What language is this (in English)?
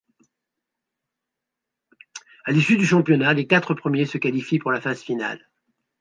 French